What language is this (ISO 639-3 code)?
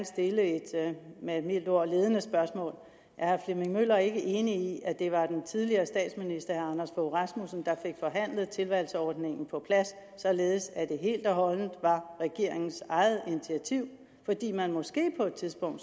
dan